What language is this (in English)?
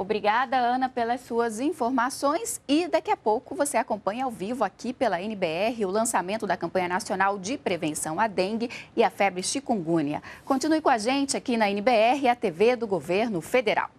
Portuguese